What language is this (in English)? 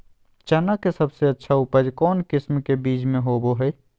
Magahi